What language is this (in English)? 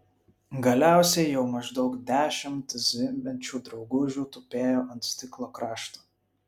Lithuanian